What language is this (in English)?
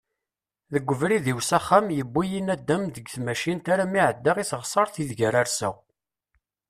Kabyle